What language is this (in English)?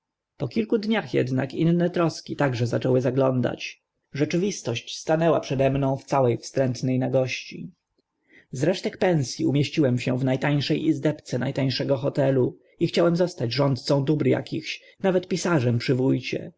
Polish